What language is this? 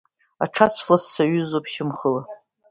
Abkhazian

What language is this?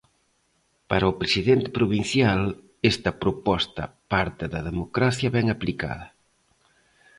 Galician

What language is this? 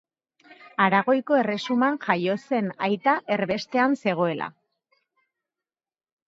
Basque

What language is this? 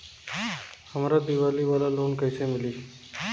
Bhojpuri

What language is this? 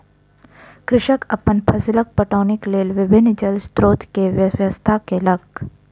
Maithili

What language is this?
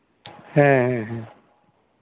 Santali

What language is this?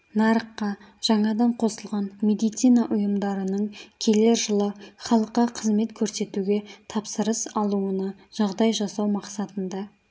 Kazakh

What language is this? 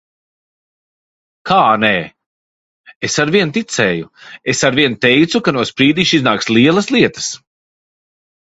Latvian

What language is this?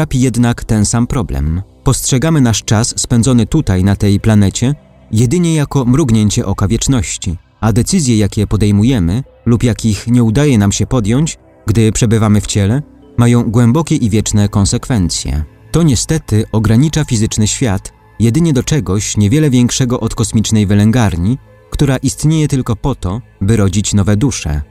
Polish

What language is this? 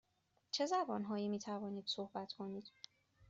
Persian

